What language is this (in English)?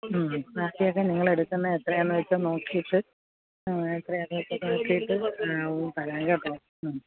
Malayalam